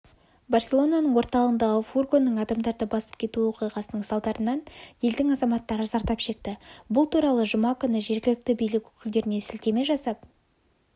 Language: Kazakh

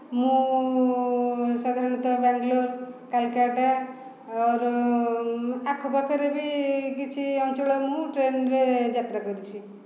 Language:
Odia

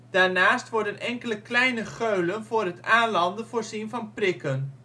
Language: Dutch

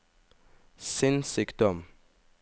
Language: Norwegian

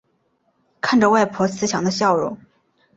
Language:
Chinese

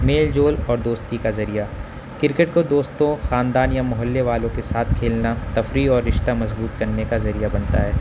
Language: Urdu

